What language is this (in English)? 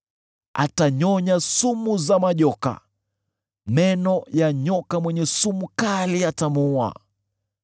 Swahili